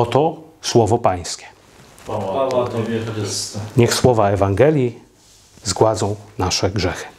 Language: Polish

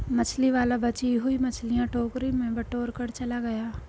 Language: Hindi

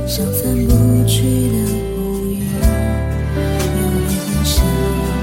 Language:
Chinese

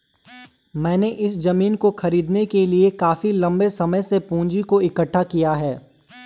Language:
Hindi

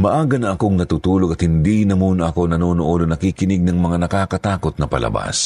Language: Filipino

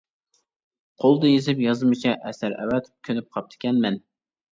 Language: Uyghur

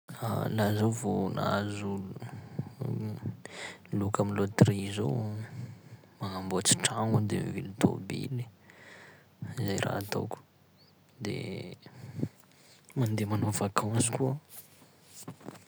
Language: Sakalava Malagasy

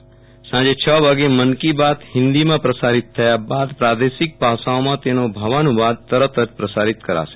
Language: Gujarati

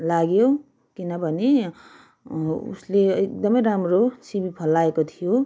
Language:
Nepali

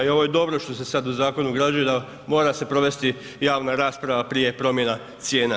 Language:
Croatian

